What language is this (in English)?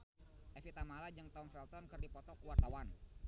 Sundanese